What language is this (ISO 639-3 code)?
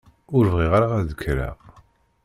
kab